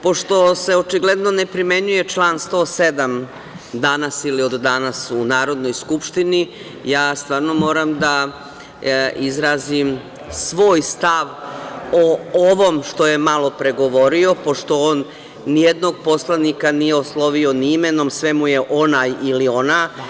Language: Serbian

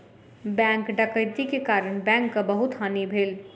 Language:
Maithili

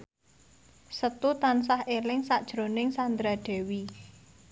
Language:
Javanese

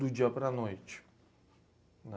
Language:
Portuguese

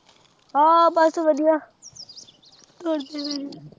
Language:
Punjabi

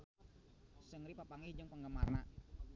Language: Sundanese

